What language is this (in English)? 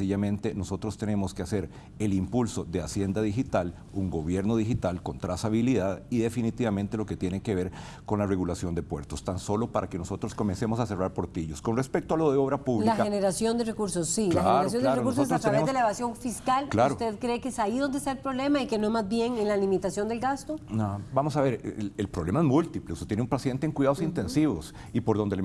Spanish